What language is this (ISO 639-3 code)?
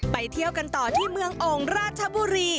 tha